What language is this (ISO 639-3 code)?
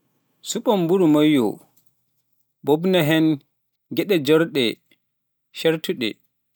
fuf